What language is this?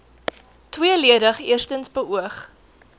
Afrikaans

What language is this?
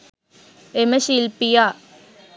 Sinhala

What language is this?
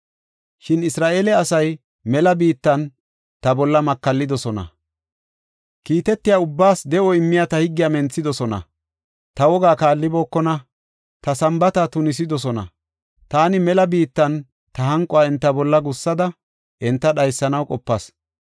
Gofa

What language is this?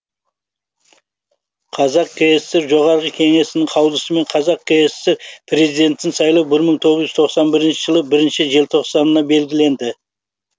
Kazakh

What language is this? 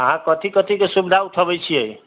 Maithili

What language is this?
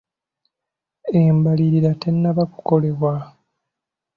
Ganda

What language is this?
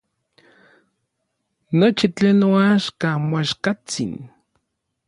Orizaba Nahuatl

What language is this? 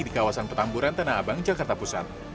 Indonesian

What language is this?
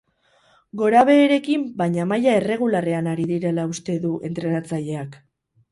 Basque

